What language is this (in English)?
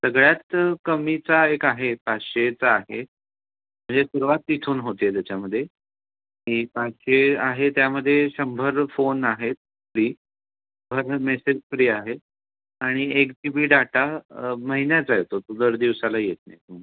Marathi